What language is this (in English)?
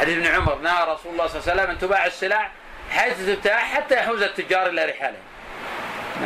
Arabic